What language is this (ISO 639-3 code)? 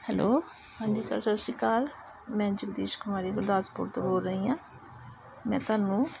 pan